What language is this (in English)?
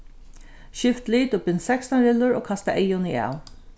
Faroese